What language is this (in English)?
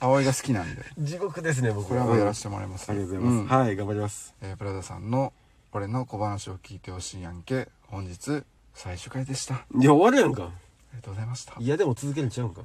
Japanese